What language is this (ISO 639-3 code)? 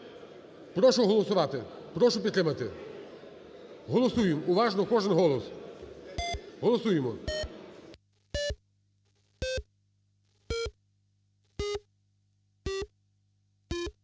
ukr